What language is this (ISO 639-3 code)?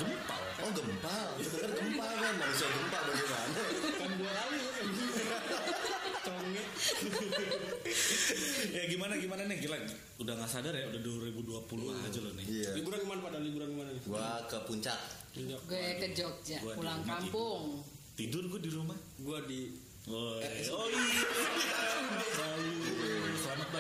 ind